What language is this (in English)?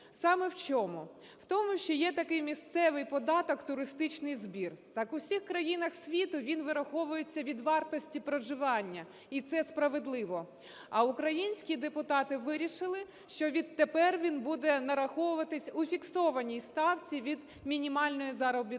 Ukrainian